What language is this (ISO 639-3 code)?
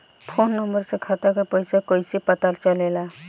bho